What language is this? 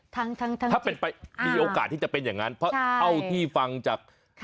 Thai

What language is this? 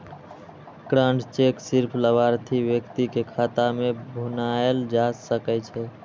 Maithili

